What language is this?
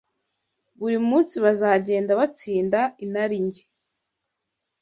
Kinyarwanda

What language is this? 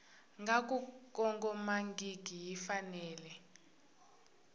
Tsonga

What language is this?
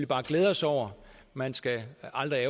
Danish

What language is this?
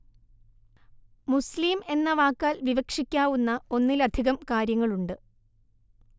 Malayalam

